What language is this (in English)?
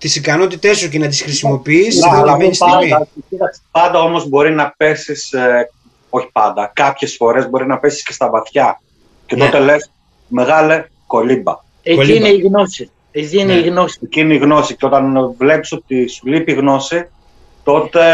Greek